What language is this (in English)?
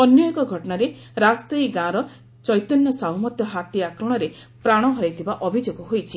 Odia